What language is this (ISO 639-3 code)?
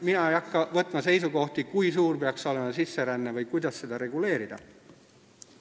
est